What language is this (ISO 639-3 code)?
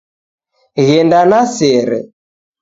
dav